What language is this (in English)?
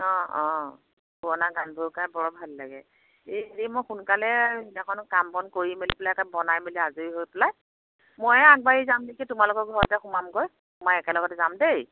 Assamese